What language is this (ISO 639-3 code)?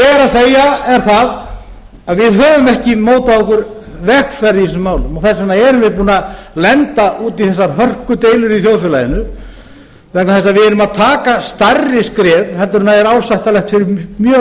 isl